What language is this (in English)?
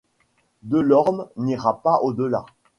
French